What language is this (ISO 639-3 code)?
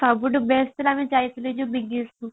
ori